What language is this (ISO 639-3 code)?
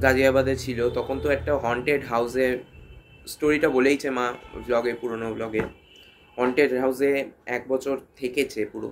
ben